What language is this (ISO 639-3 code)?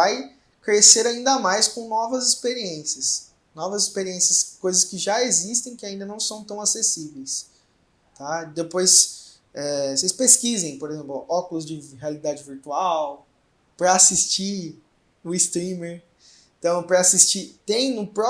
por